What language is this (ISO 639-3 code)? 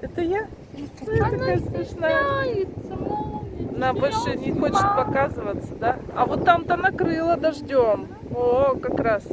rus